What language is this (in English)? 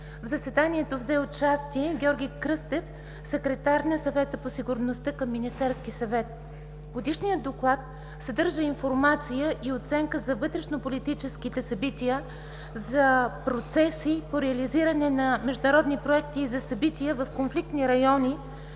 Bulgarian